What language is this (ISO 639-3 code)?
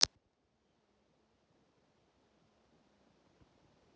rus